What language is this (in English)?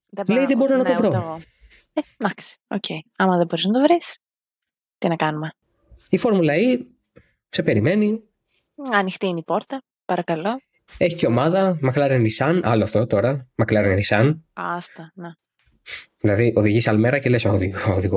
Greek